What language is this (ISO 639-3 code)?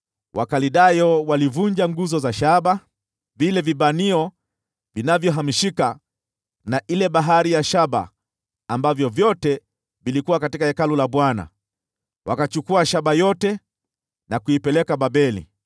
swa